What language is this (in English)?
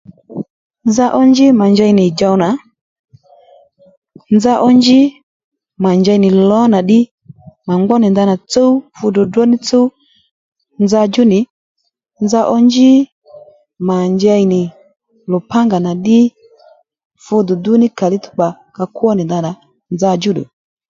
Lendu